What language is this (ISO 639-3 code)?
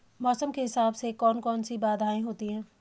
hin